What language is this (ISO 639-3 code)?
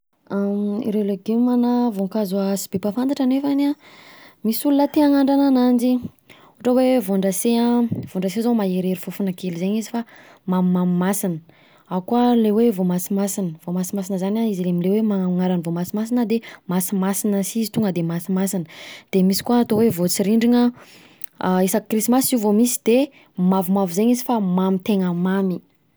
bzc